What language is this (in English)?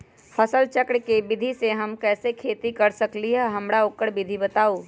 Magahi